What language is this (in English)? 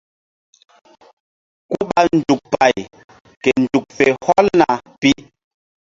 Mbum